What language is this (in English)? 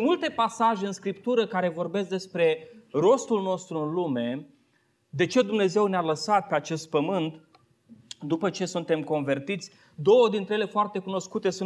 Romanian